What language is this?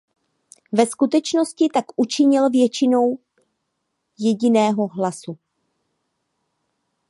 Czech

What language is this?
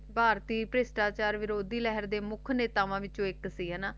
Punjabi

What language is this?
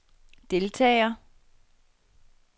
Danish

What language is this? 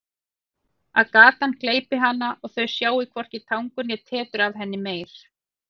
Icelandic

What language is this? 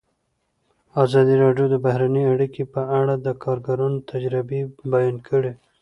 Pashto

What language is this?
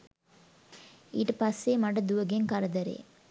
Sinhala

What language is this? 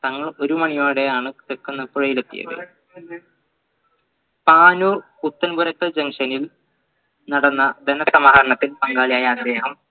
Malayalam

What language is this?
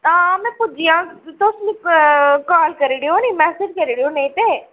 Dogri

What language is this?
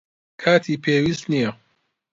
Central Kurdish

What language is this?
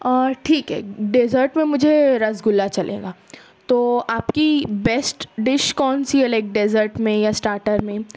Urdu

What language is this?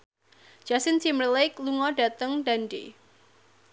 Javanese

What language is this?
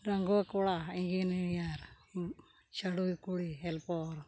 Santali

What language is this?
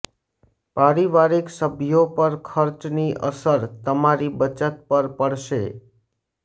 Gujarati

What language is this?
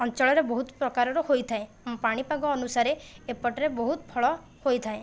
Odia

